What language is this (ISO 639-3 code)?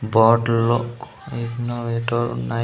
tel